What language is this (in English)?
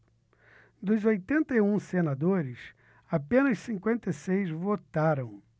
Portuguese